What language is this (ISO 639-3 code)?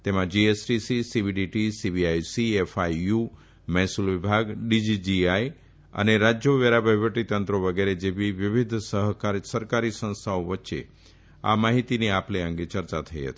guj